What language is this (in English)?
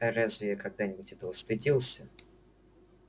Russian